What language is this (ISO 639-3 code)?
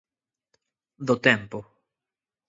glg